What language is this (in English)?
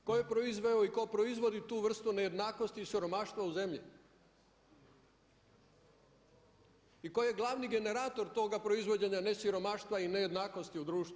Croatian